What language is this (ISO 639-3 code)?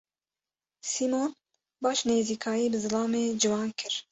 kur